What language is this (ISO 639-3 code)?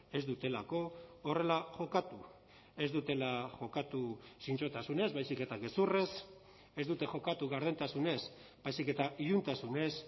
eus